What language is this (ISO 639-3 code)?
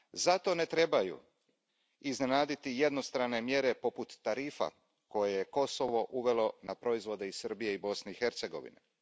hrv